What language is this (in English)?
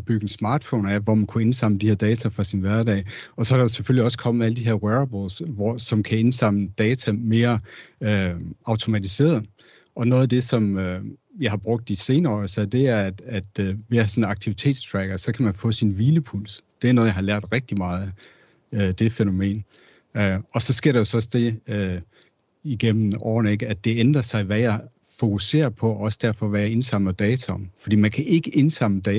Danish